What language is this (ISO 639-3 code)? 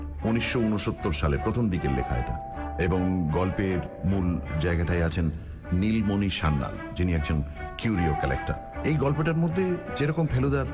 ben